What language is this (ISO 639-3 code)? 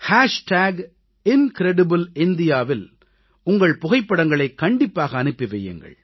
tam